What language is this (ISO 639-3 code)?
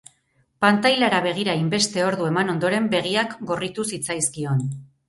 eus